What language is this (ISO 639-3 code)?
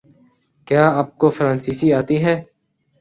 urd